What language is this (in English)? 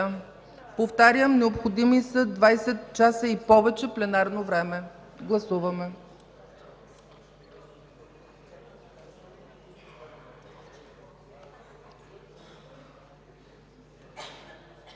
Bulgarian